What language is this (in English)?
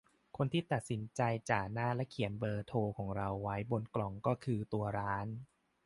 Thai